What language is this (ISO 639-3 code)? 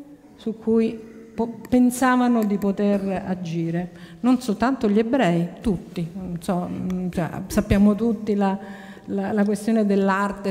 ita